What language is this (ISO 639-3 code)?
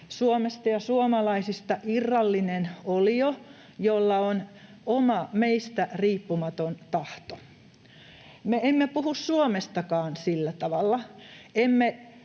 fin